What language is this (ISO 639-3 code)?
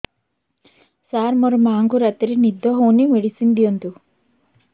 ori